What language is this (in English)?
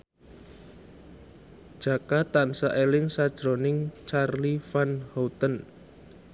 Javanese